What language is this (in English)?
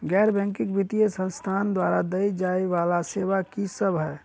Maithili